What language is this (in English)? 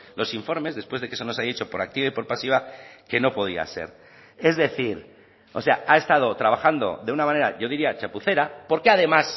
Spanish